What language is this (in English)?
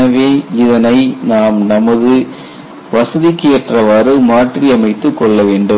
Tamil